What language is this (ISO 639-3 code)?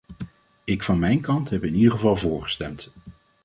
nld